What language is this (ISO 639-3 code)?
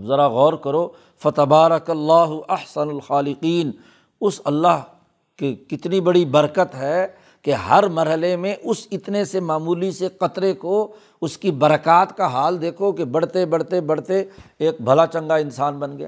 urd